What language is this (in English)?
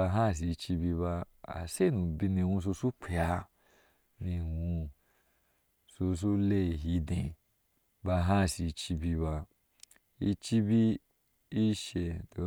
Ashe